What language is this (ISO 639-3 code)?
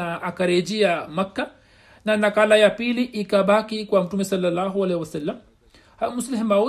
swa